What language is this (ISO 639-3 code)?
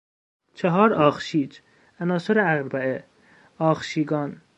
fas